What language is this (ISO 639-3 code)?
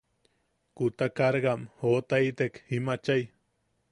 yaq